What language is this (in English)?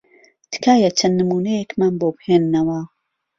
Central Kurdish